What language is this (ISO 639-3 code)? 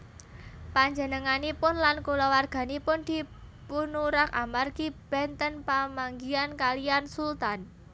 jav